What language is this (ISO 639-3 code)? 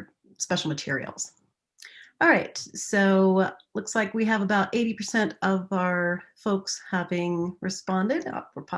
eng